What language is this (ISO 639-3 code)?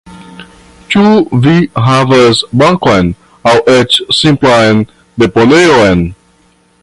epo